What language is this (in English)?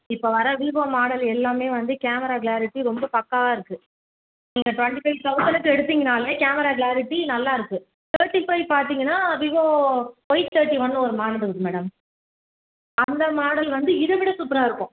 Tamil